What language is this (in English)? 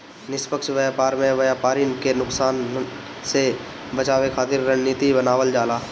Bhojpuri